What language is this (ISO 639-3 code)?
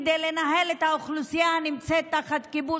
heb